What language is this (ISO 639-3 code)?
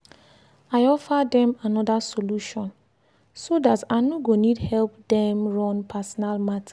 pcm